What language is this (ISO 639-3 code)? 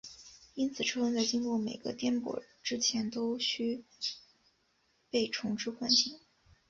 zho